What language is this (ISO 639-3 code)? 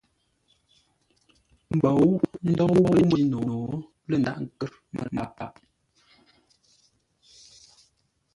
nla